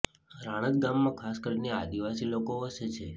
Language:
Gujarati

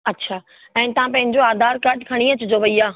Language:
Sindhi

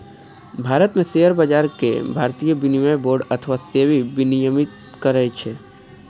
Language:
Maithili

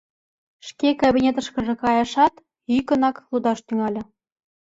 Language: Mari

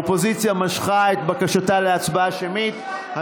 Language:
Hebrew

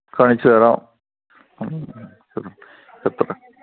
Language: Malayalam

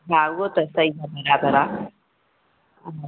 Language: Sindhi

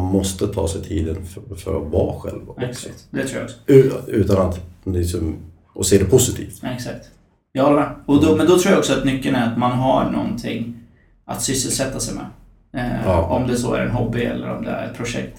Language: Swedish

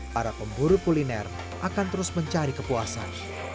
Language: Indonesian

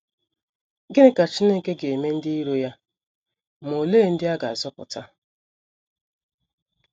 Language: Igbo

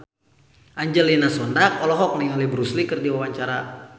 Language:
Sundanese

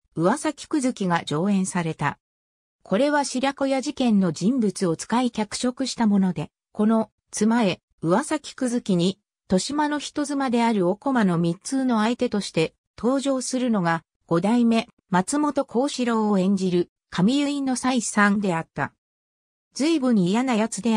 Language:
Japanese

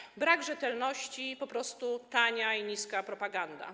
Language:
Polish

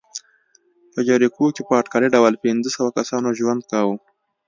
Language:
Pashto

